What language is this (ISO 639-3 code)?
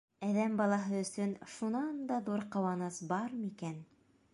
bak